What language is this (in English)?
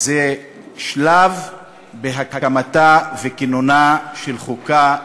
Hebrew